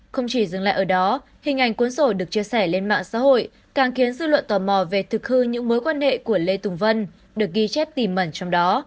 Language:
Vietnamese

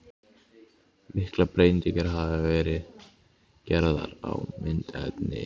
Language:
Icelandic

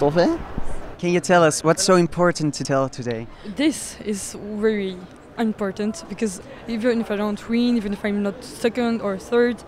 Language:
Dutch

